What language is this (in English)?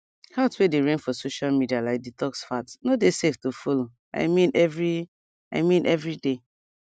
Nigerian Pidgin